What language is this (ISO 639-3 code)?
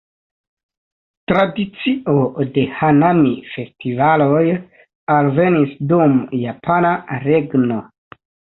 epo